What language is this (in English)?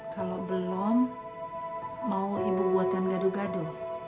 Indonesian